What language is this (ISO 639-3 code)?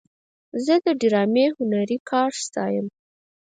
pus